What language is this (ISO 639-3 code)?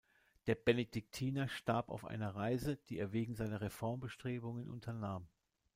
deu